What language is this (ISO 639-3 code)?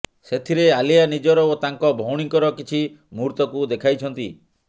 ori